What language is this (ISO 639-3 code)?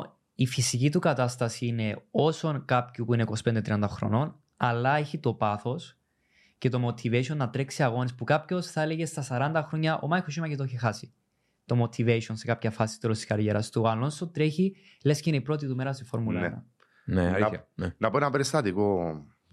ell